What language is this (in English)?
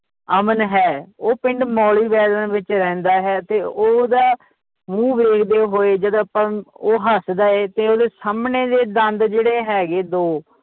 Punjabi